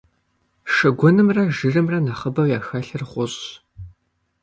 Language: Kabardian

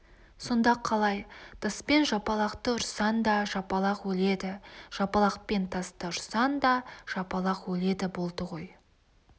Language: Kazakh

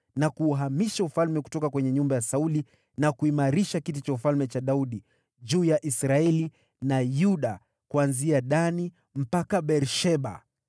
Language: Swahili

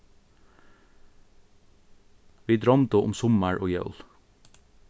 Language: Faroese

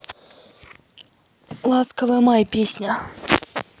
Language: Russian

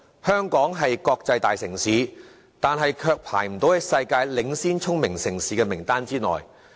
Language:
Cantonese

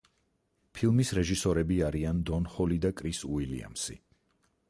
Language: Georgian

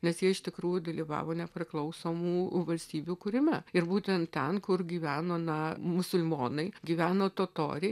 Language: Lithuanian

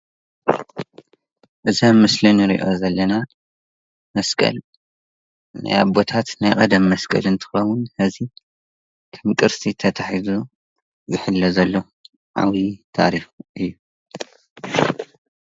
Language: Tigrinya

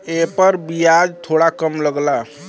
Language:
Bhojpuri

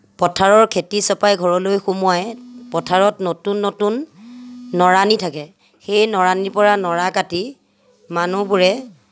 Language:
Assamese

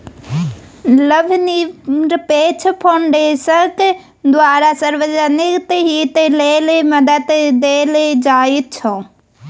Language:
Maithili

